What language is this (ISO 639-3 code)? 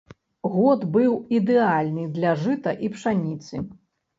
bel